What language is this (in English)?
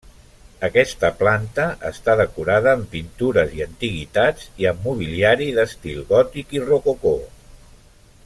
Catalan